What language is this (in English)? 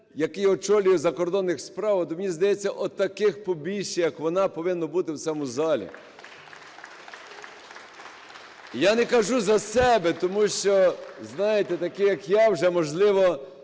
Ukrainian